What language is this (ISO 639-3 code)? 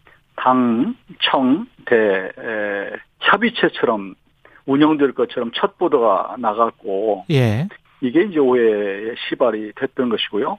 kor